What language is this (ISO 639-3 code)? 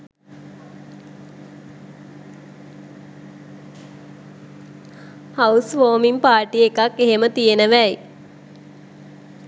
sin